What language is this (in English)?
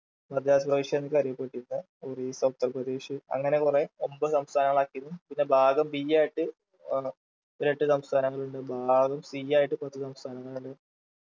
Malayalam